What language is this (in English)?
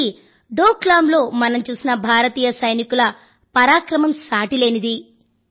Telugu